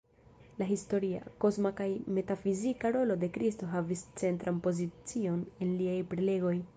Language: Esperanto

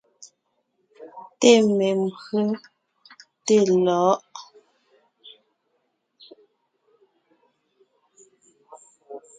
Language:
Ngiemboon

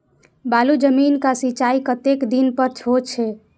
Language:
Maithili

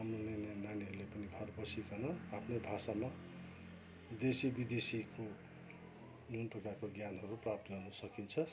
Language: Nepali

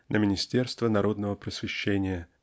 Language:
Russian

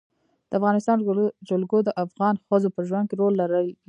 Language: Pashto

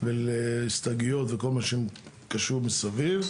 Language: Hebrew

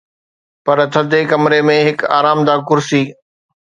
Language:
Sindhi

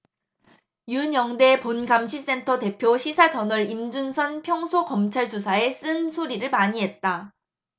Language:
Korean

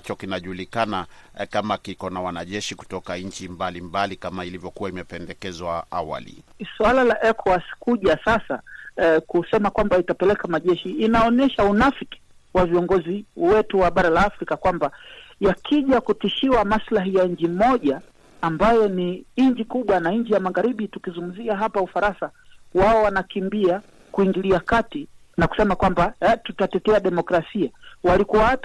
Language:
Swahili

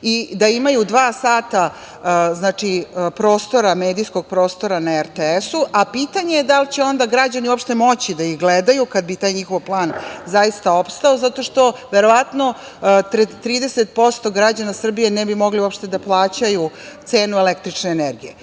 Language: Serbian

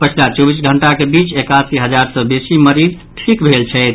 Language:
Maithili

